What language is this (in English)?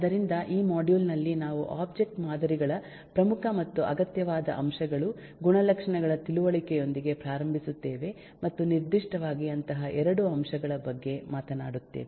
Kannada